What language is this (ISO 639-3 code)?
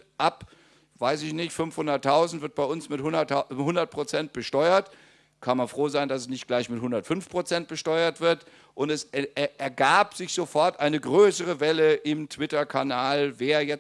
deu